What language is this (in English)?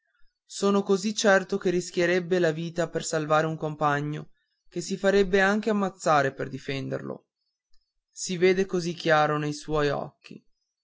Italian